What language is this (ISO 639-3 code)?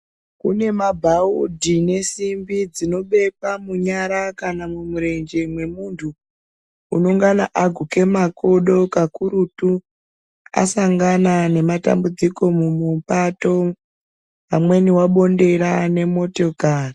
ndc